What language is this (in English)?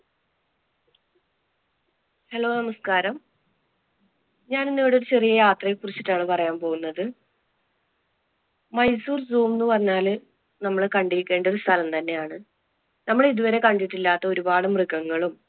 Malayalam